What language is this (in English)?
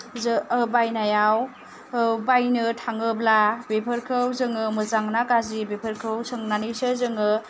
Bodo